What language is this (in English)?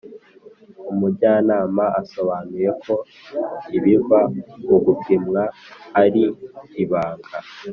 Kinyarwanda